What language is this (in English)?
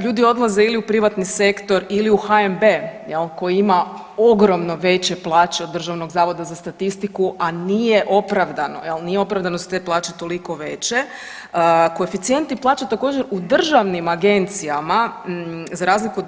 Croatian